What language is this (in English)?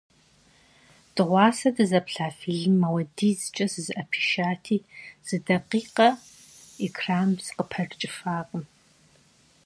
Kabardian